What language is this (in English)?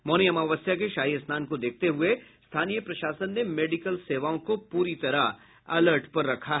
Hindi